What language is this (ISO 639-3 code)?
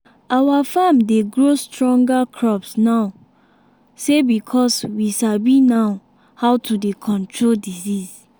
pcm